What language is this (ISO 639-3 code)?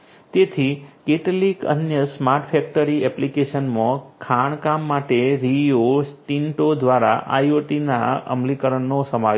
guj